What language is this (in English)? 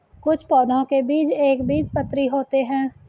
Hindi